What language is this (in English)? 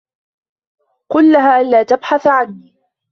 Arabic